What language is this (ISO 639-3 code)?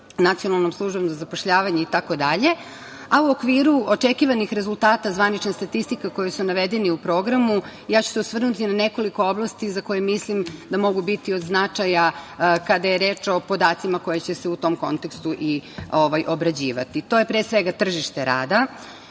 srp